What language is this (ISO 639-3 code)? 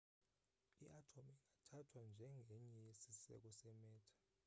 xho